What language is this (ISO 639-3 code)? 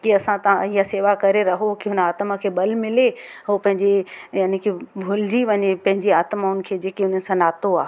snd